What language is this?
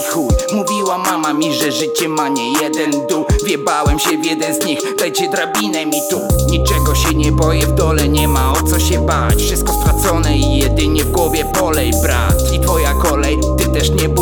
Polish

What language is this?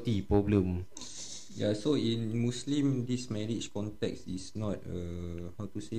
Malay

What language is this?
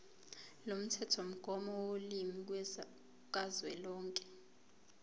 Zulu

